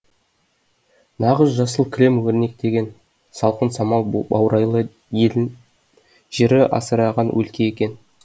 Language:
Kazakh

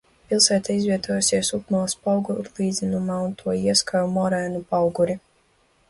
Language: Latvian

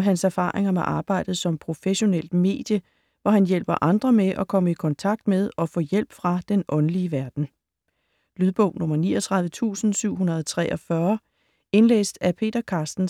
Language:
Danish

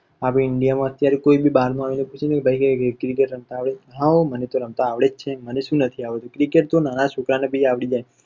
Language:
Gujarati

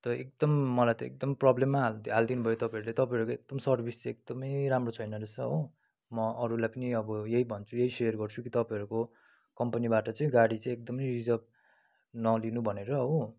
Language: Nepali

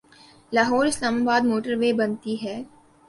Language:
Urdu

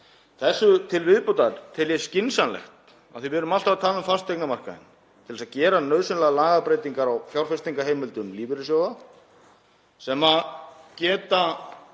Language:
Icelandic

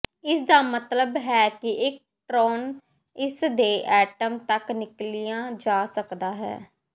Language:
Punjabi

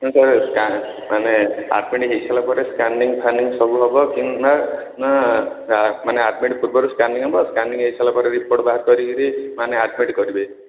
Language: Odia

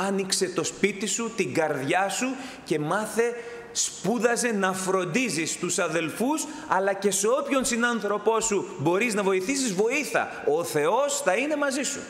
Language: Greek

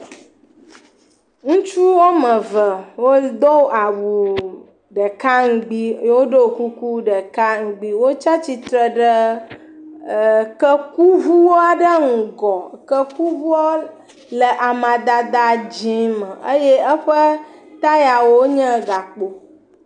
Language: Ewe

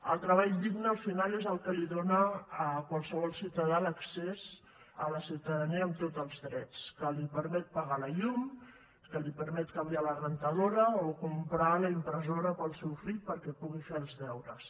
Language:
Catalan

